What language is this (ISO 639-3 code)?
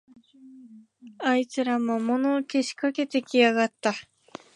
jpn